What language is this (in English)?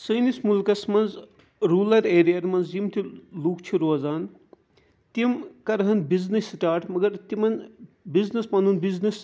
Kashmiri